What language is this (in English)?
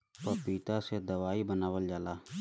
Bhojpuri